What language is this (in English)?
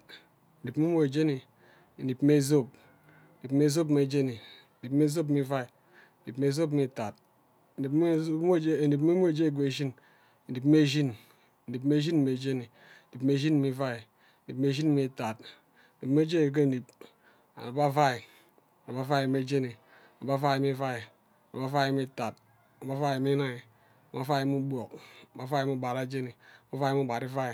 Ubaghara